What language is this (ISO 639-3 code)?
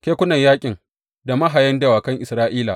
hau